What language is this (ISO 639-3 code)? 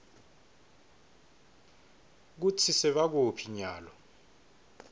ssw